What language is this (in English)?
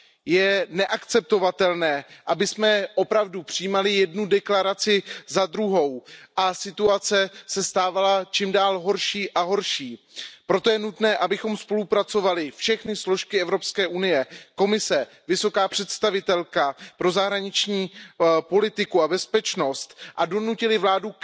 Czech